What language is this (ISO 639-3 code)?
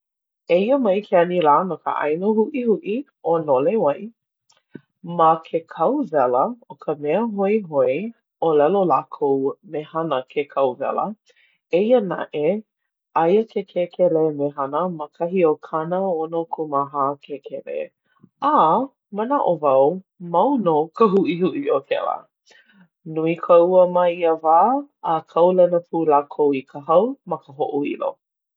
haw